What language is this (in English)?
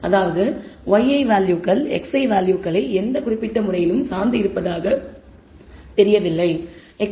Tamil